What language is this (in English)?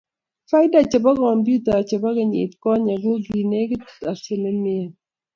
Kalenjin